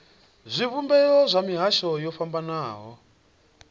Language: Venda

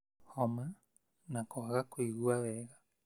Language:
Kikuyu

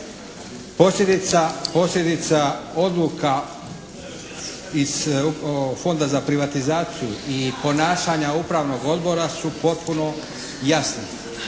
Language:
Croatian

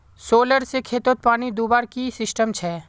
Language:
Magahi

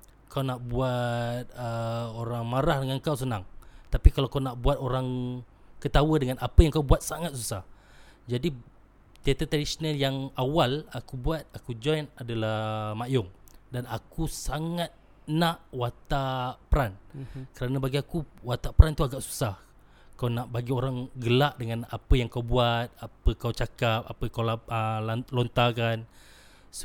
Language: Malay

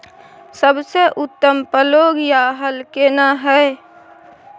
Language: Maithili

